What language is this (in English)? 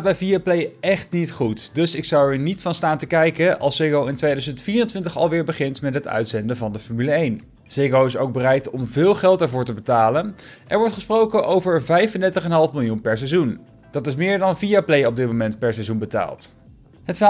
Dutch